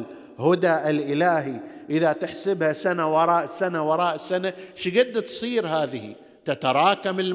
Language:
Arabic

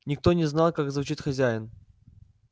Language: Russian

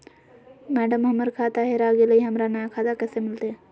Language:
Magahi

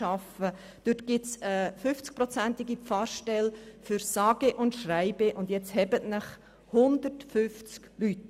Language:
Swiss German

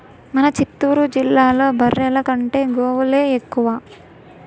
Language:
Telugu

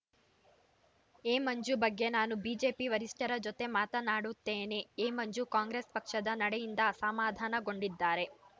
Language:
Kannada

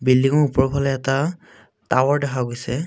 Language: Assamese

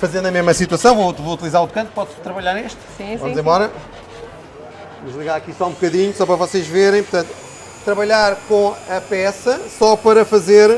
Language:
Portuguese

